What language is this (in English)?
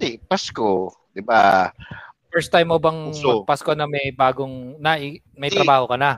Filipino